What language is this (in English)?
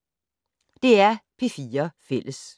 Danish